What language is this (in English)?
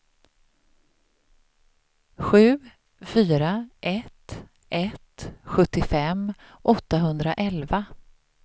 Swedish